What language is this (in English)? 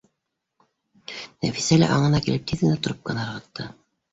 Bashkir